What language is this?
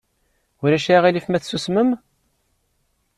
Kabyle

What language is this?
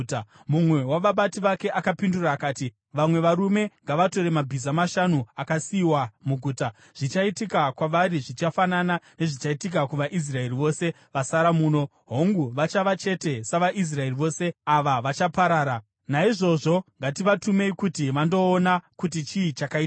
Shona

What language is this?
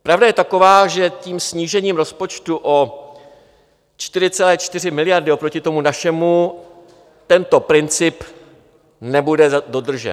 Czech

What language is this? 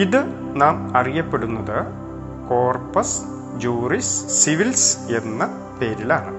Malayalam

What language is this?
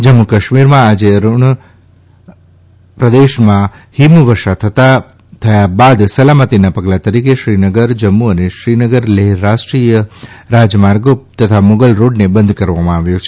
Gujarati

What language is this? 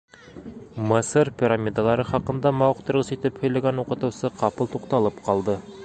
Bashkir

